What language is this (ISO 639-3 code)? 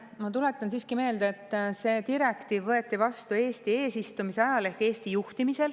est